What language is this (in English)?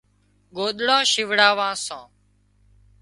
Wadiyara Koli